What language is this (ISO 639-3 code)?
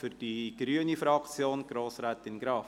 gsw